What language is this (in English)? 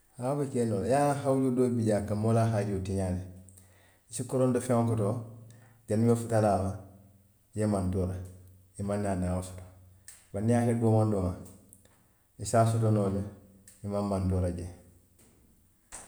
Western Maninkakan